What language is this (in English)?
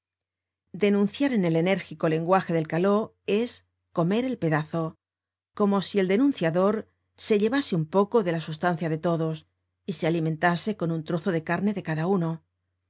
Spanish